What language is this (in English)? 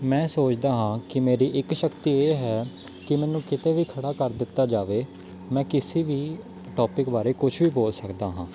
Punjabi